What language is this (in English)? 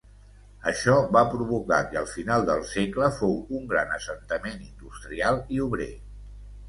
Catalan